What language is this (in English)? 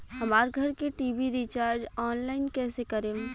Bhojpuri